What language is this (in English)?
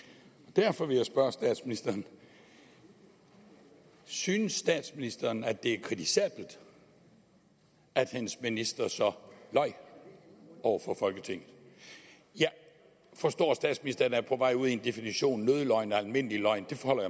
Danish